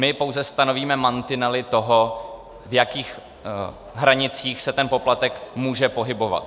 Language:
Czech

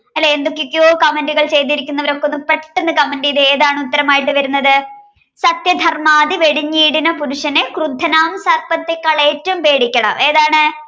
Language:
Malayalam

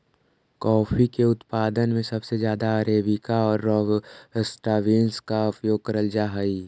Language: Magahi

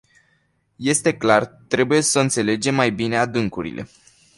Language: Romanian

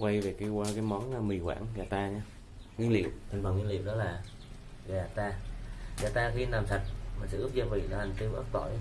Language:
Vietnamese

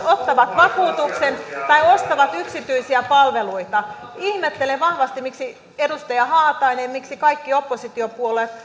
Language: Finnish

